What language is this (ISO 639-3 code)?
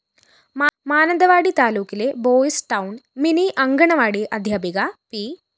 mal